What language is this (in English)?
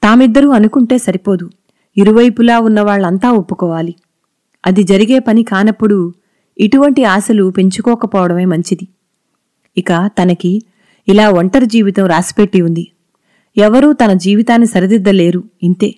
Telugu